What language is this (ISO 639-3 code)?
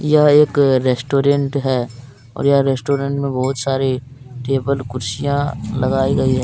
hin